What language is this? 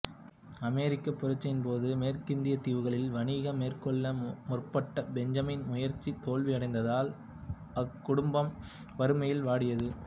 Tamil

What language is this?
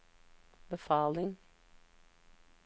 Norwegian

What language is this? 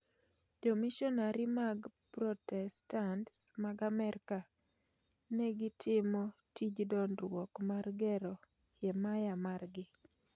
Luo (Kenya and Tanzania)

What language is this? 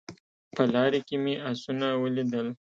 Pashto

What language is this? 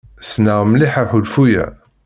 Kabyle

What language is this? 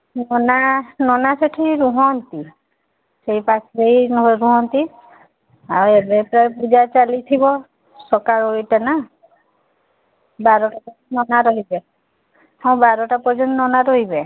Odia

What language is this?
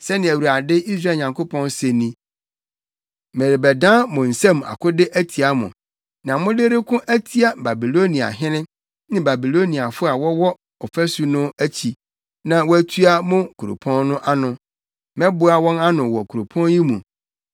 Akan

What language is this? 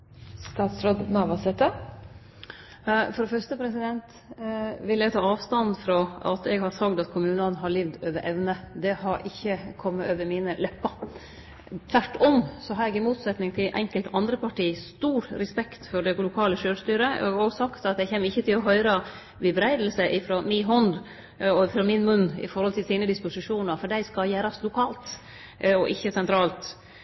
Norwegian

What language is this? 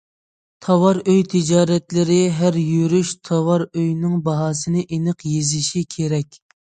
Uyghur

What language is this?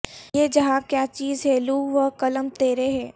Urdu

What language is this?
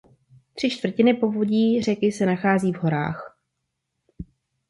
Czech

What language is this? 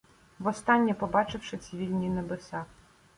Ukrainian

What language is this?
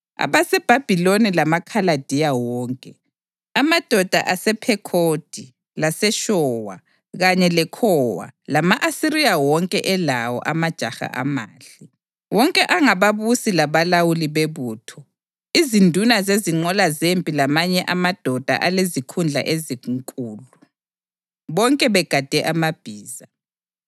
North Ndebele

